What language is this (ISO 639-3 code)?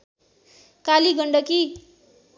nep